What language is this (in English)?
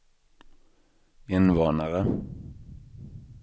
Swedish